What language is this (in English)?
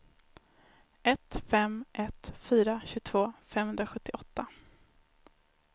Swedish